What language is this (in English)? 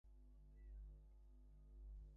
Bangla